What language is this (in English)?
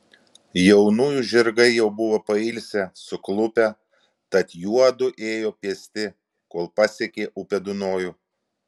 Lithuanian